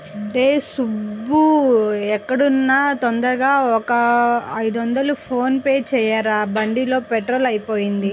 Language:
Telugu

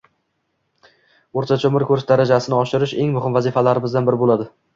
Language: Uzbek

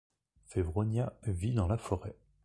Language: French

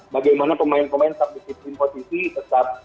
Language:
Indonesian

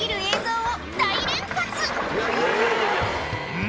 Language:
Japanese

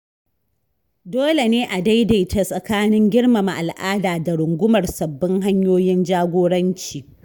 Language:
Hausa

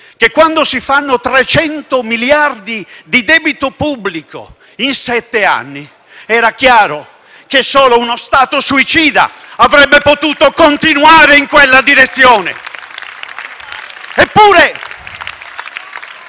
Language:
Italian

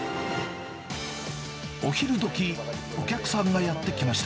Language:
Japanese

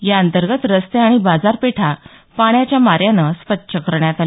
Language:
Marathi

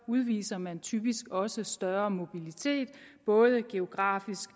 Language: Danish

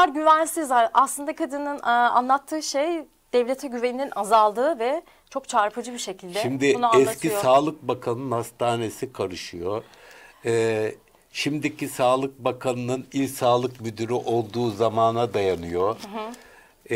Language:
Turkish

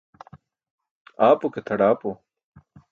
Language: Burushaski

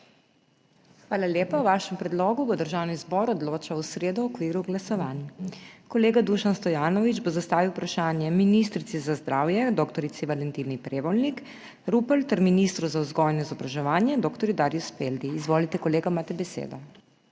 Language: Slovenian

